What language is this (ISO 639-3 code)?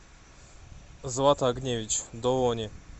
rus